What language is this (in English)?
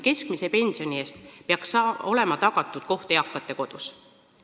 Estonian